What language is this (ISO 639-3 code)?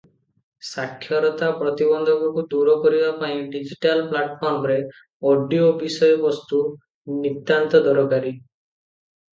ori